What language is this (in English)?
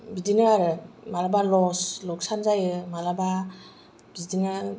Bodo